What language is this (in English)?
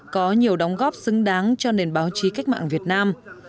Vietnamese